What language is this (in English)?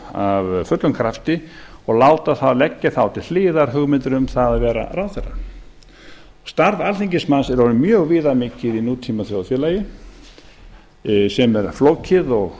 Icelandic